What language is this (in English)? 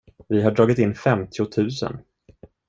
Swedish